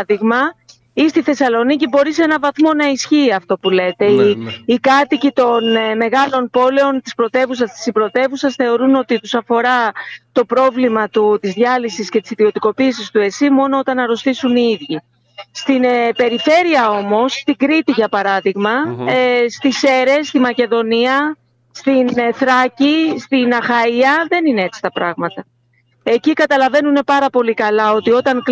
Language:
Greek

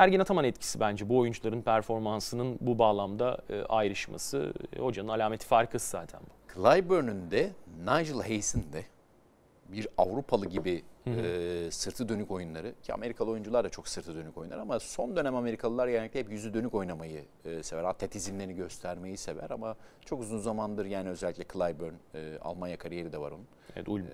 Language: Turkish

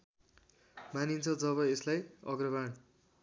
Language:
Nepali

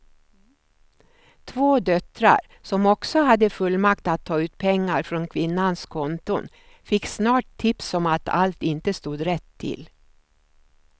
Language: Swedish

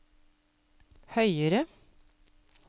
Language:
Norwegian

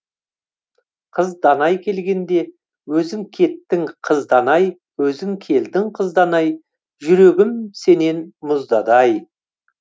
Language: Kazakh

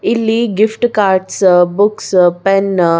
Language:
Kannada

